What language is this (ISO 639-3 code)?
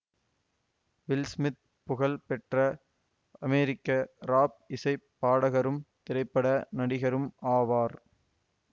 tam